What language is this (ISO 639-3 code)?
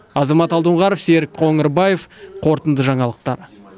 kaz